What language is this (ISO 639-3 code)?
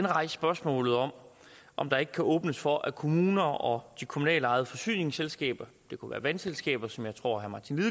dan